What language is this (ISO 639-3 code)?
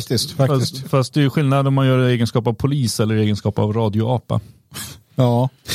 swe